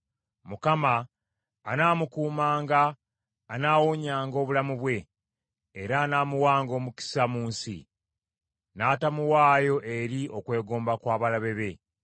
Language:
Ganda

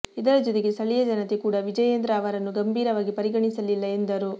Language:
Kannada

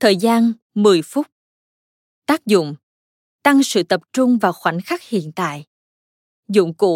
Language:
Vietnamese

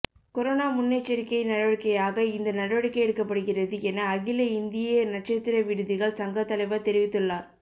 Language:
Tamil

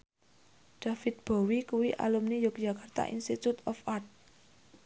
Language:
Javanese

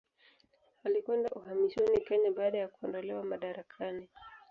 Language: Swahili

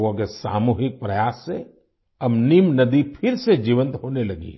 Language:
Hindi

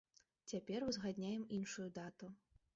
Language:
Belarusian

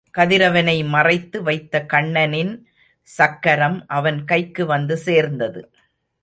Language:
Tamil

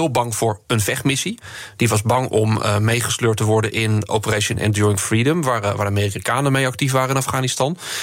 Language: Dutch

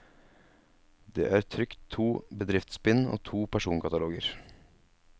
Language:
Norwegian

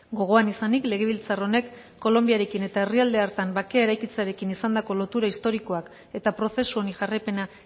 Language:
Basque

